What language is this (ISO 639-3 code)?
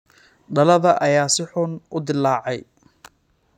som